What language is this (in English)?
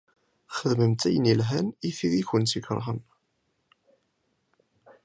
Kabyle